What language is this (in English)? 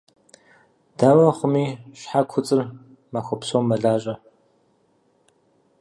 Kabardian